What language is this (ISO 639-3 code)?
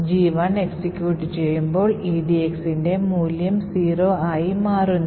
mal